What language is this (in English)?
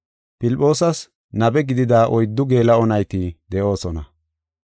Gofa